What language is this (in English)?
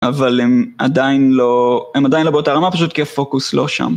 Hebrew